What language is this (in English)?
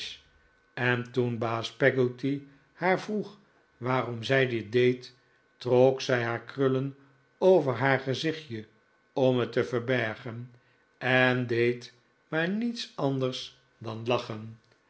Dutch